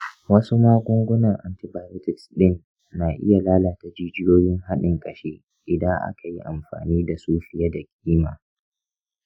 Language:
Hausa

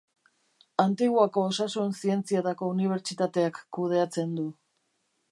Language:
Basque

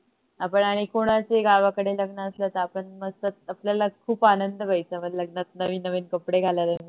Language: Marathi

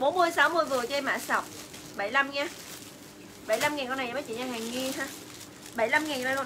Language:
Vietnamese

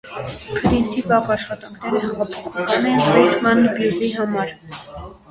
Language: Armenian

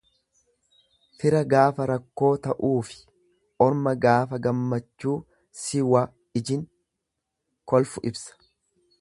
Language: Oromo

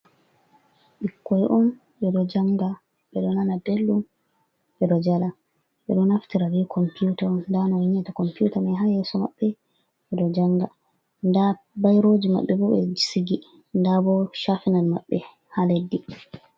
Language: Fula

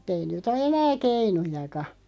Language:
Finnish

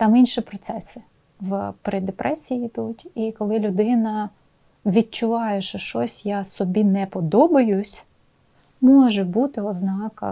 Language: Ukrainian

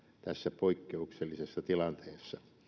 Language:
Finnish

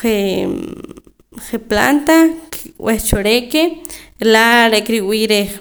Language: Poqomam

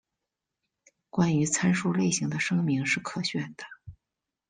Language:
Chinese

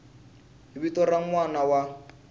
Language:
Tsonga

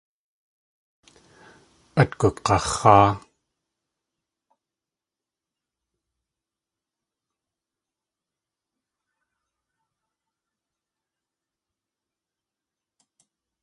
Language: Tlingit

